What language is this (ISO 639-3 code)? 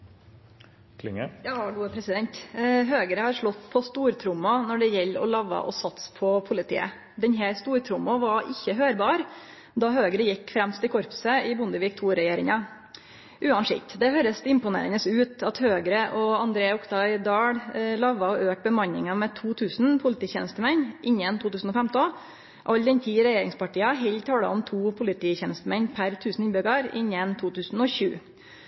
nor